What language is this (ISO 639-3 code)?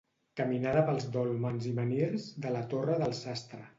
cat